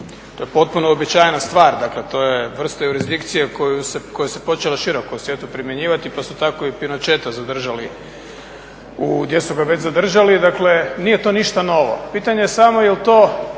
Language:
Croatian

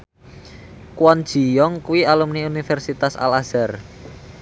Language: Javanese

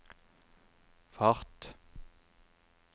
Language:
Norwegian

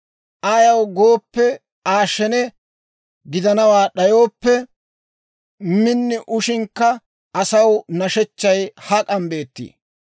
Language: Dawro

